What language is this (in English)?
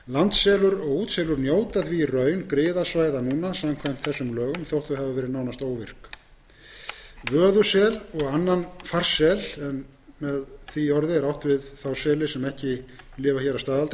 Icelandic